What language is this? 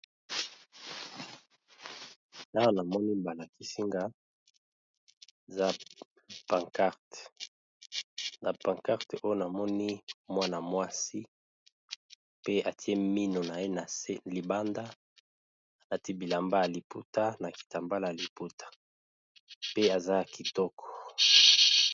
Lingala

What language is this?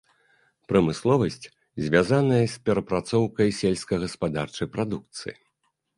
Belarusian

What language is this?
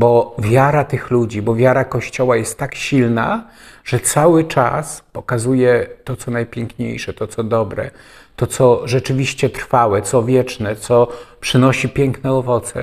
Polish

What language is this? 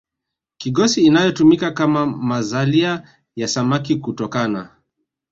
Swahili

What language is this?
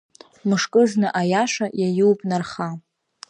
Abkhazian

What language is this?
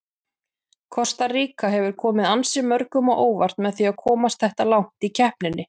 Icelandic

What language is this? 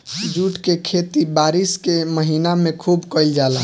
Bhojpuri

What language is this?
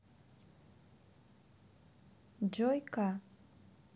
Russian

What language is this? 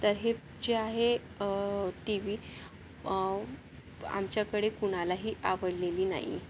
Marathi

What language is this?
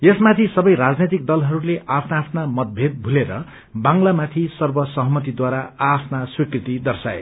Nepali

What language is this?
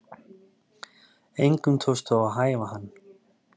Icelandic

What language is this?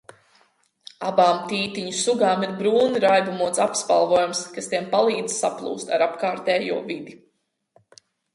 Latvian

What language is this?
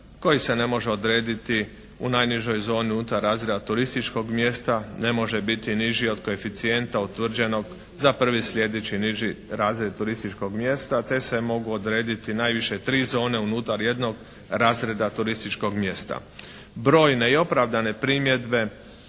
Croatian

